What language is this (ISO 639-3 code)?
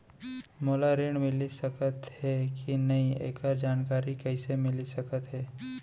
hne